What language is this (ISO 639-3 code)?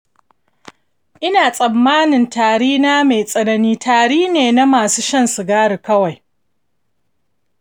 hau